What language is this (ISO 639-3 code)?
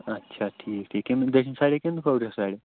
kas